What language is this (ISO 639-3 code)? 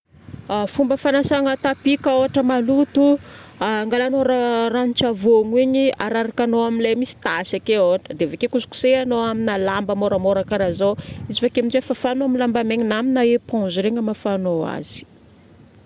bmm